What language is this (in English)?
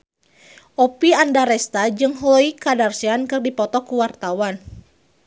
Sundanese